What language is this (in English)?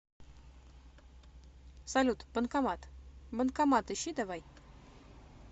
Russian